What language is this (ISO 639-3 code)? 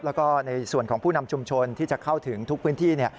tha